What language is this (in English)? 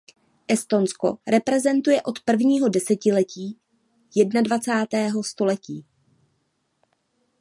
Czech